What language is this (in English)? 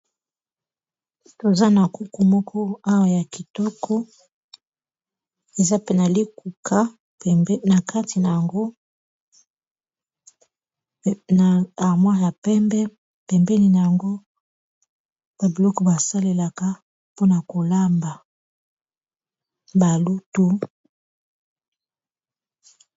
Lingala